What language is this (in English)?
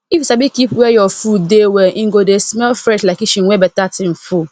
Nigerian Pidgin